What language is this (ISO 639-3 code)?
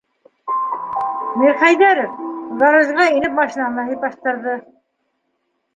bak